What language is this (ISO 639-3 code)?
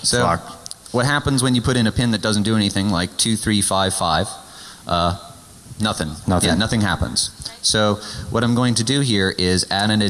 eng